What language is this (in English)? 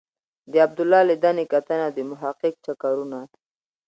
Pashto